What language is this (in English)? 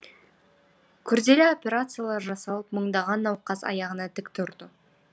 Kazakh